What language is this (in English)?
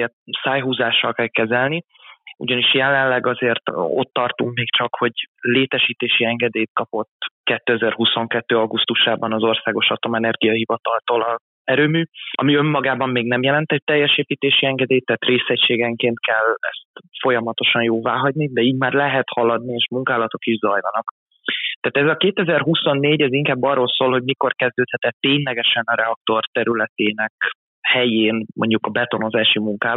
Hungarian